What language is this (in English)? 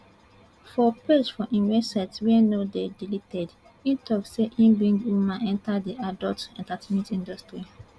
Nigerian Pidgin